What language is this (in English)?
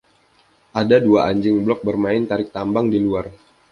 Indonesian